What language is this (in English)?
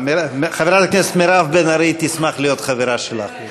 Hebrew